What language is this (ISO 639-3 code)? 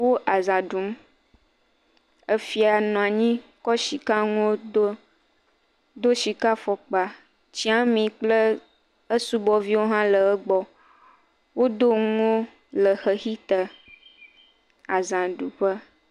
ewe